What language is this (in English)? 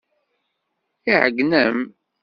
Kabyle